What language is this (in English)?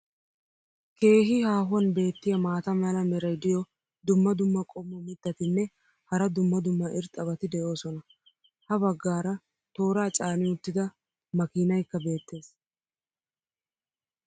Wolaytta